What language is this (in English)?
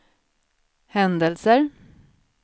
Swedish